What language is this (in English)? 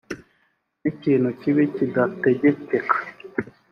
Kinyarwanda